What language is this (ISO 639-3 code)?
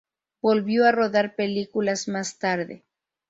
spa